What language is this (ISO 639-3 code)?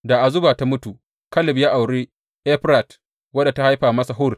hau